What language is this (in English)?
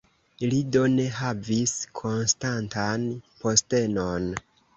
Esperanto